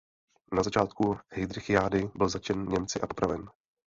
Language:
Czech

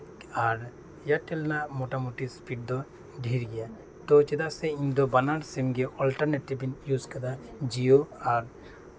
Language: Santali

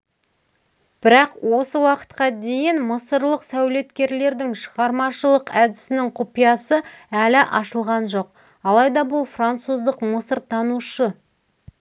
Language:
Kazakh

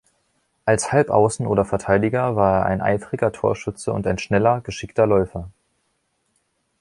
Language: German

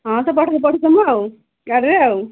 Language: Odia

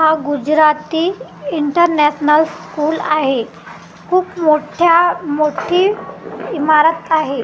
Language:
Marathi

